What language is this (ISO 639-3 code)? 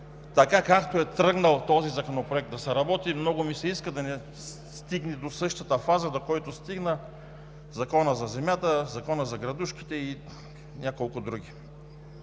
bul